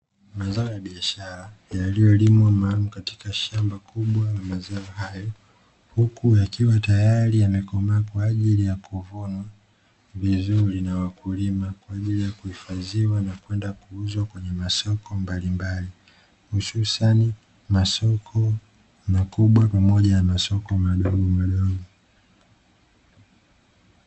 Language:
Swahili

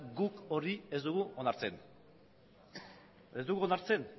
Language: Basque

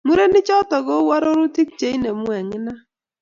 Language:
Kalenjin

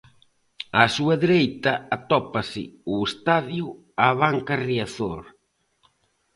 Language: Galician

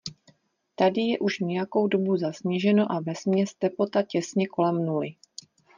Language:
Czech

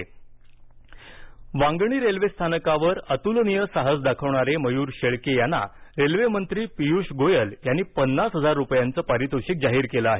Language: Marathi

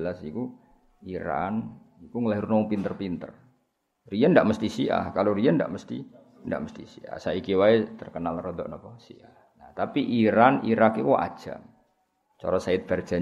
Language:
Malay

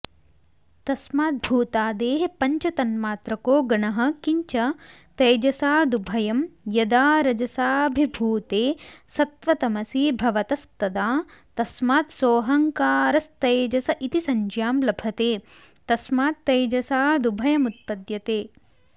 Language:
Sanskrit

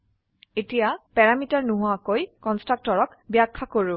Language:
Assamese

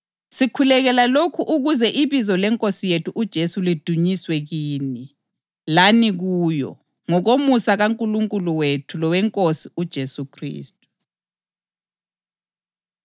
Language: North Ndebele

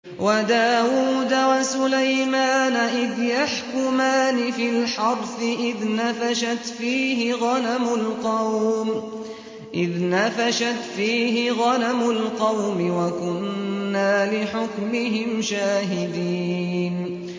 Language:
Arabic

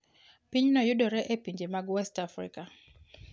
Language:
Luo (Kenya and Tanzania)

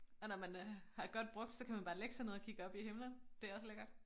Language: Danish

